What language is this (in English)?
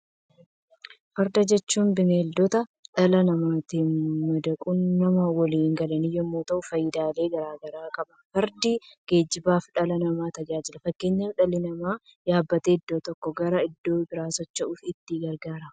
Oromo